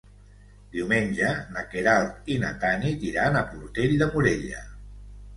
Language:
Catalan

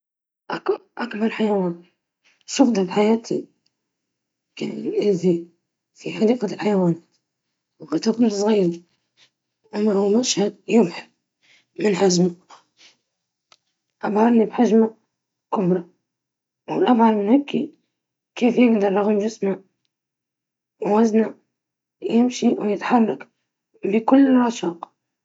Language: Libyan Arabic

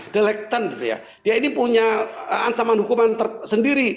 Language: Indonesian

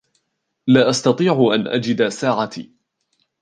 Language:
Arabic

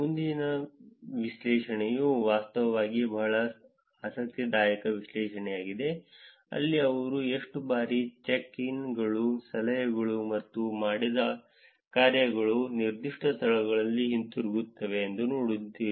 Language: Kannada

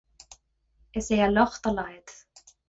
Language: Irish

